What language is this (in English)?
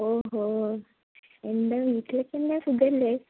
Malayalam